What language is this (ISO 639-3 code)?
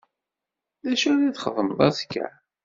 kab